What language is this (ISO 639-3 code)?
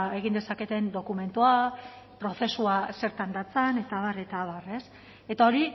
eus